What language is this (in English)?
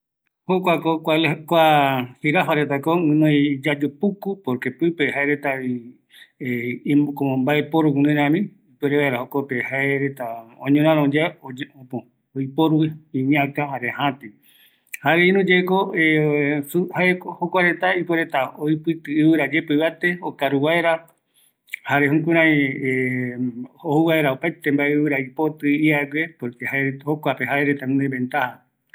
Eastern Bolivian Guaraní